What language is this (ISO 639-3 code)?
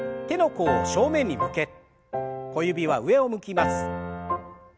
jpn